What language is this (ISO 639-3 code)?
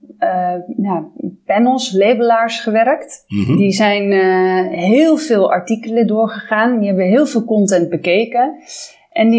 nld